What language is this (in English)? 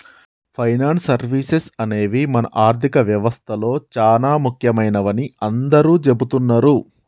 Telugu